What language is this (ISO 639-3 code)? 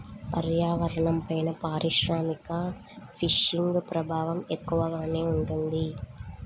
tel